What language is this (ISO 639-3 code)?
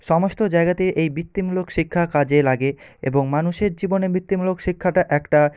ben